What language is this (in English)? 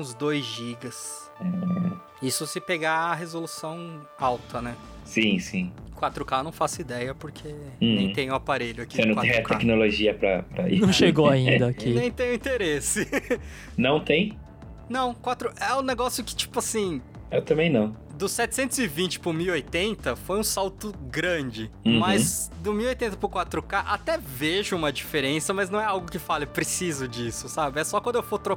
Portuguese